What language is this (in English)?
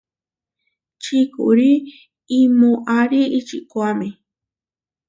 Huarijio